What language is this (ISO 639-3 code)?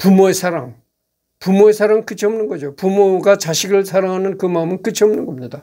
kor